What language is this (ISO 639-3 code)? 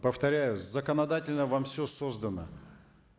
kaz